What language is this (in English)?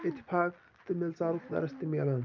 Kashmiri